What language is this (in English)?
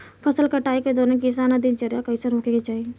Bhojpuri